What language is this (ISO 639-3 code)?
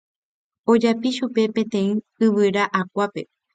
grn